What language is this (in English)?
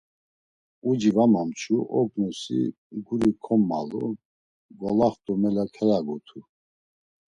Laz